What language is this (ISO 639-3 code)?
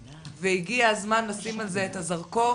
heb